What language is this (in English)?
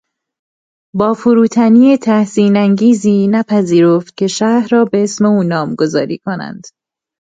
Persian